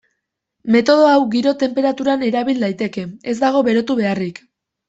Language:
Basque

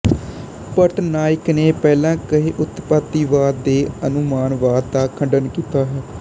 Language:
Punjabi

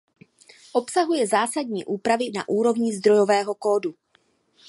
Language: Czech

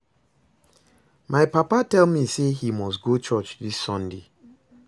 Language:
Nigerian Pidgin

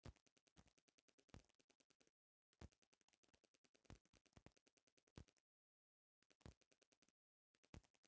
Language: Bhojpuri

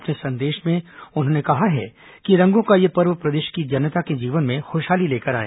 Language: Hindi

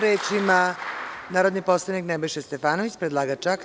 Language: Serbian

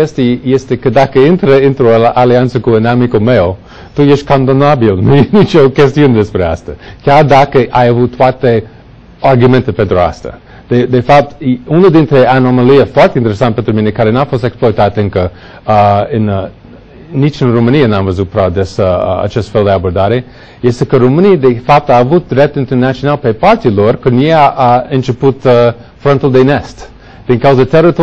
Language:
Romanian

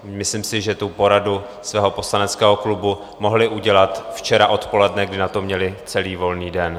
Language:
Czech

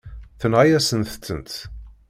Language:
Kabyle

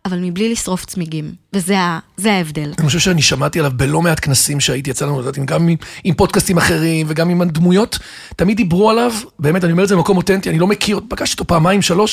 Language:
Hebrew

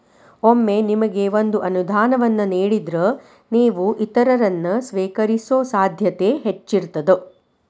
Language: Kannada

